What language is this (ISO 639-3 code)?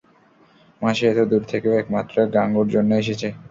ben